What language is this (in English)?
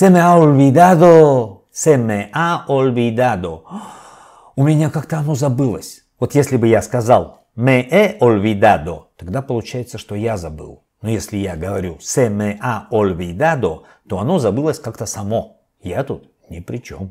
Russian